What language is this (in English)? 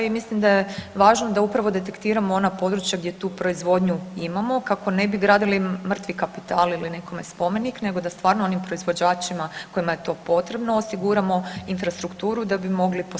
Croatian